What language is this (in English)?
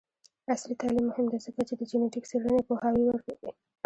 Pashto